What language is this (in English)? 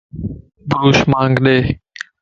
Lasi